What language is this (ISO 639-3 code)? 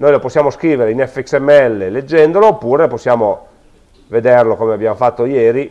ita